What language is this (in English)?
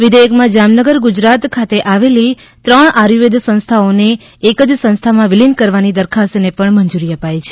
Gujarati